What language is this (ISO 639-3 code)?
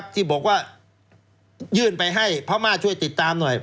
tha